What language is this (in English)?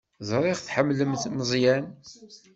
Kabyle